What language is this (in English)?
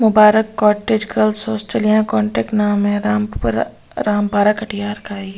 Hindi